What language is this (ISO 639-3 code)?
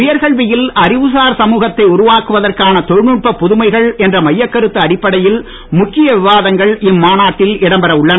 tam